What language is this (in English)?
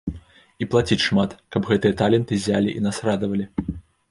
Belarusian